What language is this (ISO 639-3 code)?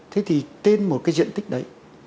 vie